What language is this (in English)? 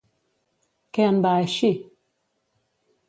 Catalan